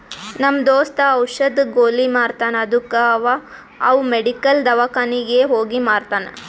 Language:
Kannada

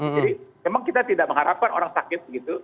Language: Indonesian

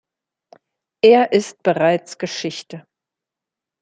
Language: German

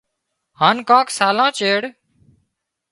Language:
Wadiyara Koli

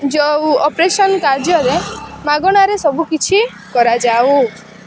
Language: Odia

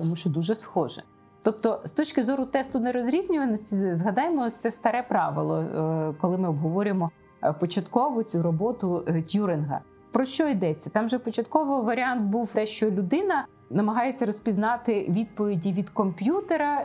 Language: Ukrainian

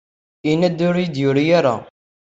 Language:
Kabyle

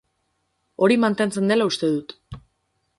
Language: Basque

